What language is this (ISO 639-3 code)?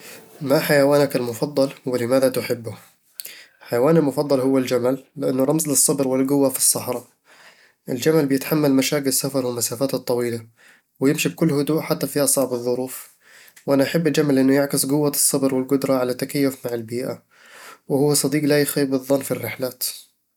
avl